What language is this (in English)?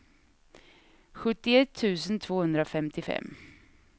Swedish